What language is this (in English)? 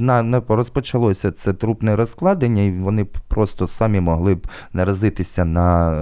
Ukrainian